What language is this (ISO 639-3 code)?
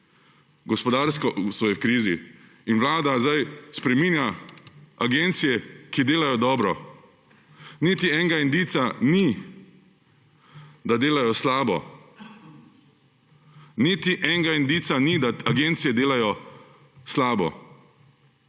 slv